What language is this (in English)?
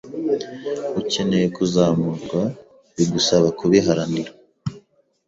Kinyarwanda